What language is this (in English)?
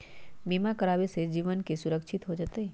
Magahi